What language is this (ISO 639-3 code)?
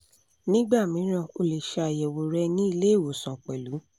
yor